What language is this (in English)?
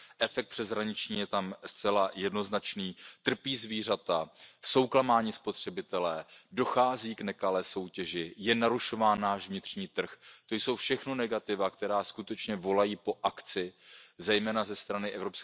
Czech